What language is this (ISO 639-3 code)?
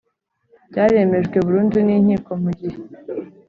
kin